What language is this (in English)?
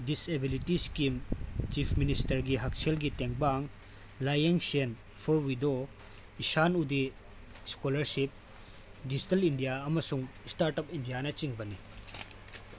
Manipuri